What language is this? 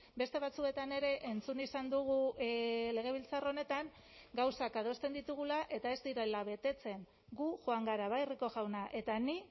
Basque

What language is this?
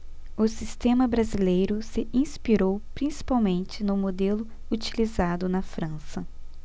Portuguese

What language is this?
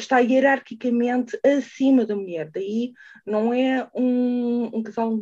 Portuguese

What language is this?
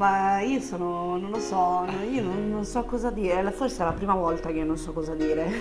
Italian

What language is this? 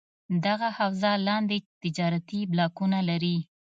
Pashto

